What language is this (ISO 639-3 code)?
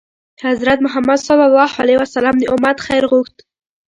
pus